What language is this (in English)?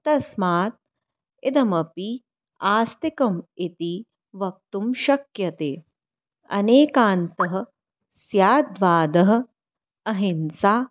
Sanskrit